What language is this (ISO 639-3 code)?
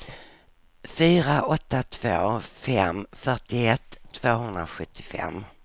swe